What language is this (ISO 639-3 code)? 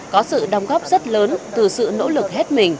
vie